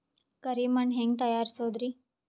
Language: Kannada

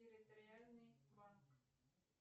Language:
Russian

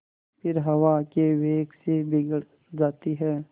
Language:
Hindi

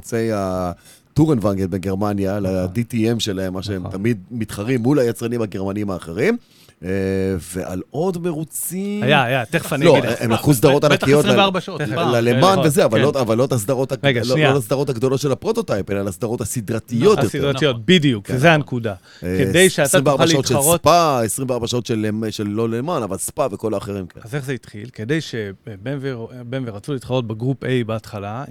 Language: Hebrew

